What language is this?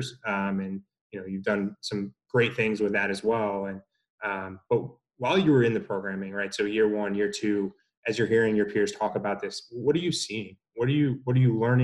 English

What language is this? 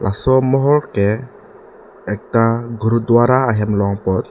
Karbi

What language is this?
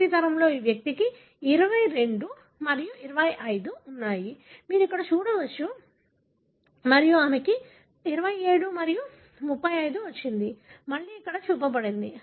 Telugu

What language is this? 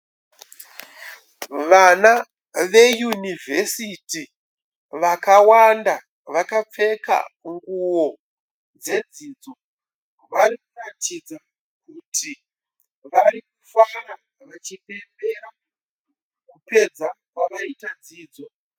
Shona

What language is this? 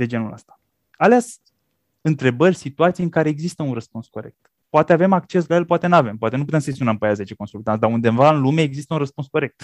Romanian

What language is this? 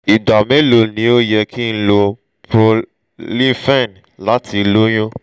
Yoruba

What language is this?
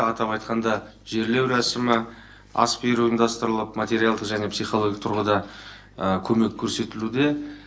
Kazakh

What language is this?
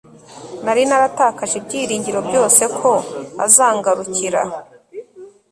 Kinyarwanda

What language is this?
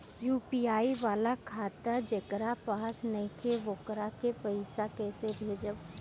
Bhojpuri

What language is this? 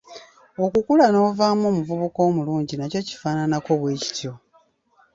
Ganda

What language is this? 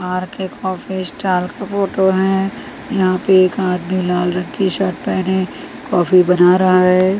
Hindi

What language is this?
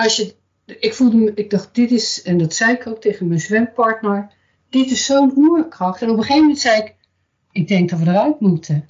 Dutch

